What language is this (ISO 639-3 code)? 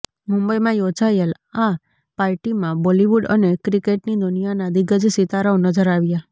guj